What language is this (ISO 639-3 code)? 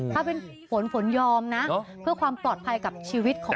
tha